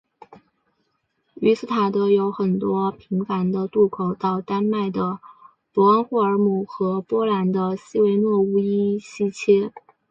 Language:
Chinese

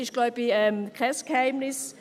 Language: Swiss German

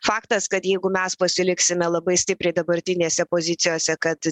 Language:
Lithuanian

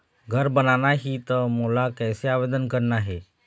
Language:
Chhattisgarhi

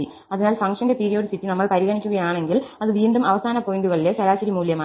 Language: Malayalam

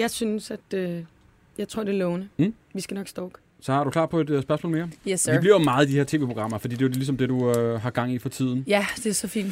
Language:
Danish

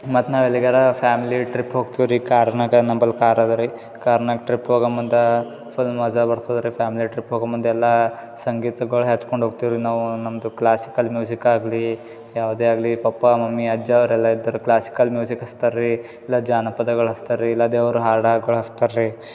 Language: Kannada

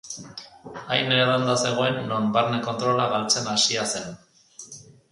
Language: Basque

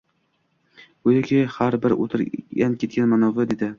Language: Uzbek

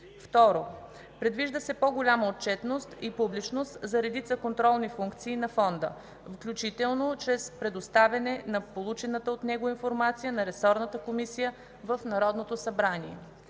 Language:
Bulgarian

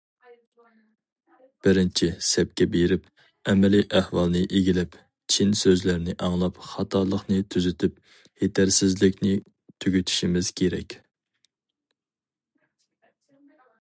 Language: Uyghur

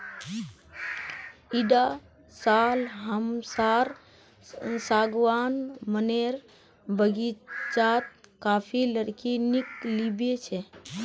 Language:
Magahi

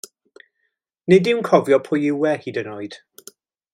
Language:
Welsh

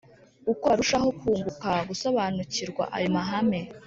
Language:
Kinyarwanda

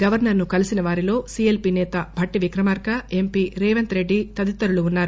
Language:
Telugu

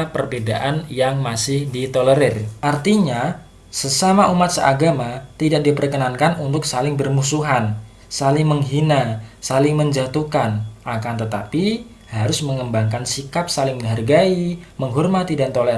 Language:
Indonesian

